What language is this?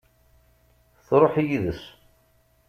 Kabyle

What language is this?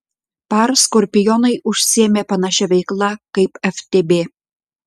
Lithuanian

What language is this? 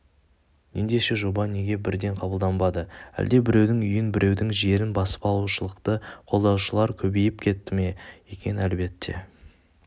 Kazakh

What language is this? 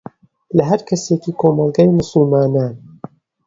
Central Kurdish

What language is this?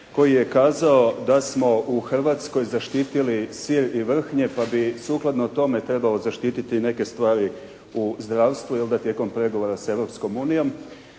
Croatian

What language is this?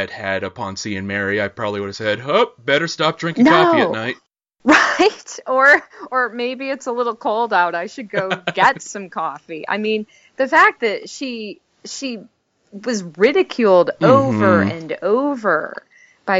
English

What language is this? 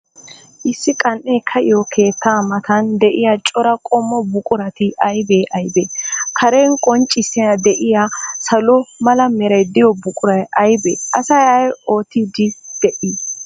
Wolaytta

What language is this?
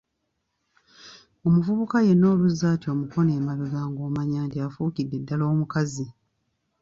Ganda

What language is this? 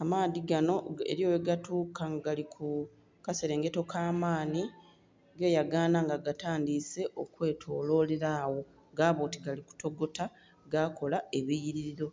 Soga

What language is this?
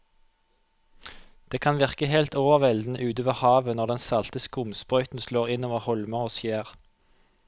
Norwegian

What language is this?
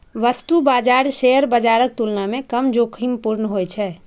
Maithili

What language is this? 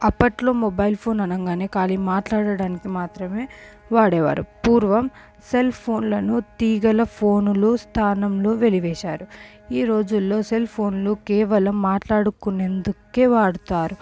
Telugu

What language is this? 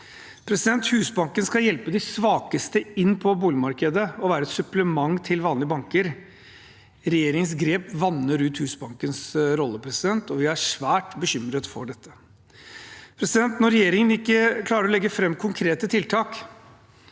Norwegian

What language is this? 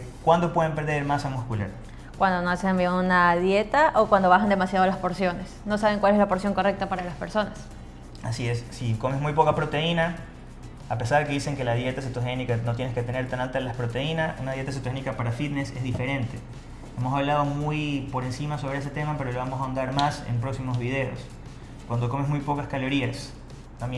Spanish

